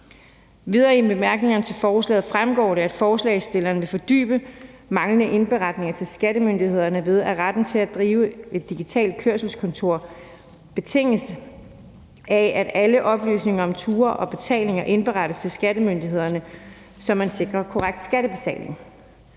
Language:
Danish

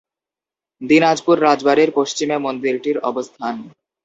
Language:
Bangla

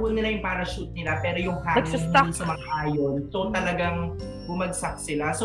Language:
Filipino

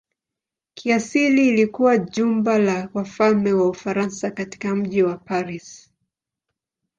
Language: Swahili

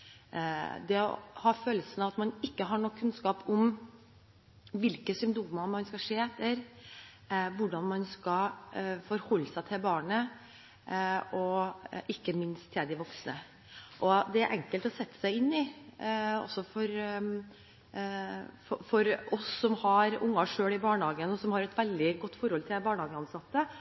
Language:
Norwegian Bokmål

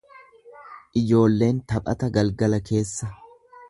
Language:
Oromo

